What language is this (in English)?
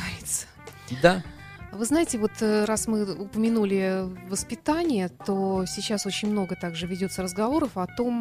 Russian